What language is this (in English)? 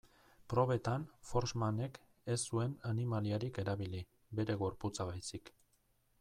Basque